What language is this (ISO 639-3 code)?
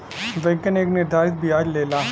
bho